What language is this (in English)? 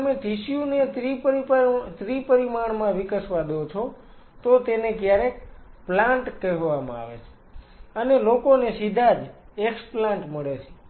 Gujarati